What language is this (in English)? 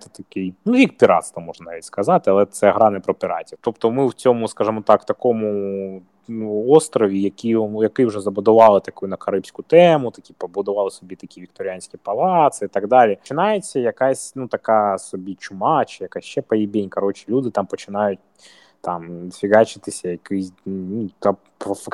Ukrainian